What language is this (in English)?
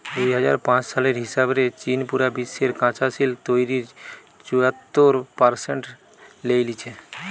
Bangla